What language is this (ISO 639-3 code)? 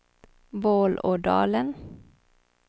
swe